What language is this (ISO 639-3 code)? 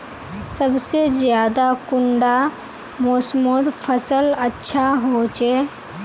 mag